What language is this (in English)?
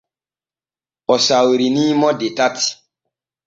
Borgu Fulfulde